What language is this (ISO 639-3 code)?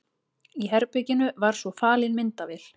isl